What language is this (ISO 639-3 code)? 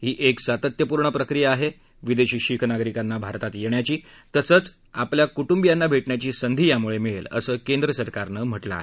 mar